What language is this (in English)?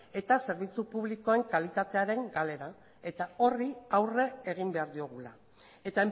Basque